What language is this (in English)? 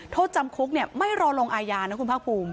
Thai